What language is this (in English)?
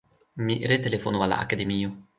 Esperanto